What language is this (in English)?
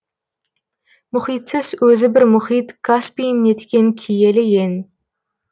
Kazakh